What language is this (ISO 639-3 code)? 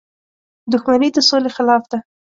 pus